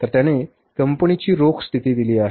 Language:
Marathi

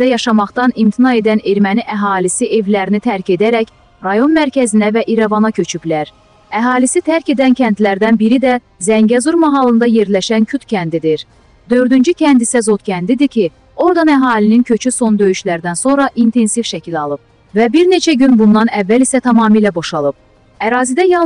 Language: Turkish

